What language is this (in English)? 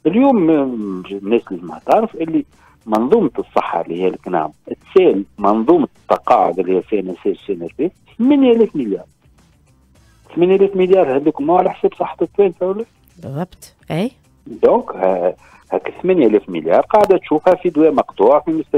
Arabic